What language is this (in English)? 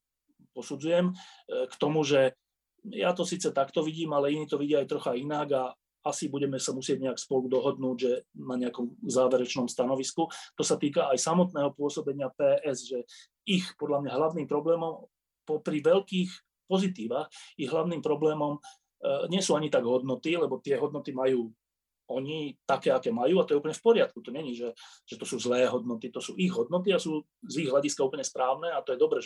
Slovak